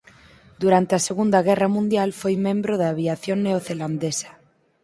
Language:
Galician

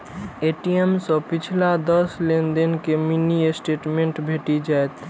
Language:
Maithili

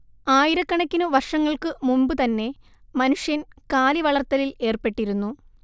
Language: Malayalam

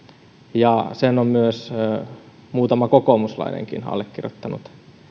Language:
Finnish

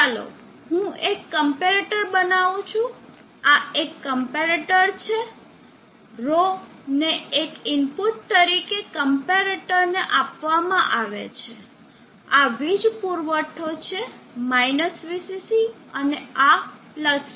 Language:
Gujarati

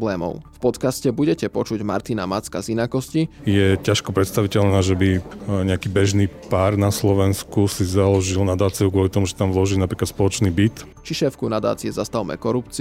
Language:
Slovak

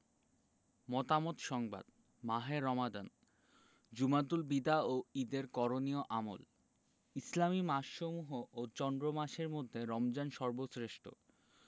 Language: Bangla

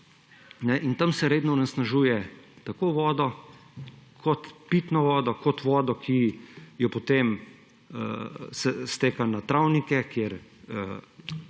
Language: Slovenian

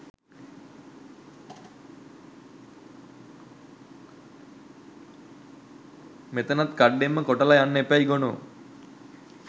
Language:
Sinhala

